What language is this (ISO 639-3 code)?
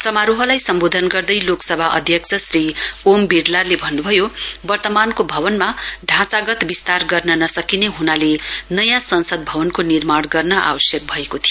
nep